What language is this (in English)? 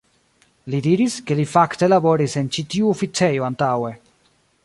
Esperanto